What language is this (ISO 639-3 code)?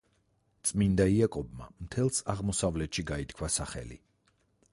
kat